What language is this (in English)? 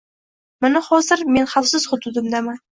Uzbek